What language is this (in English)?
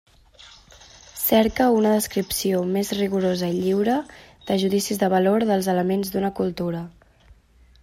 Catalan